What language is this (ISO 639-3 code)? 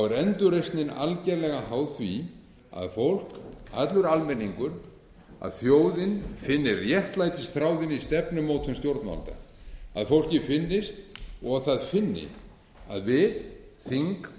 isl